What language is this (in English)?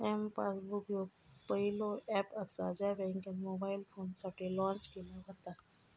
Marathi